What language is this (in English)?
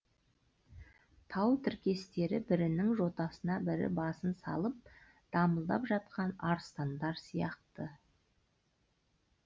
Kazakh